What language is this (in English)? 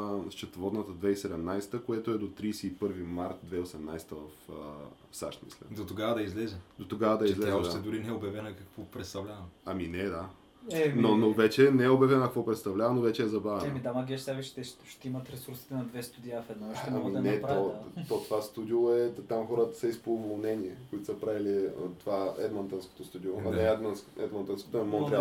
Bulgarian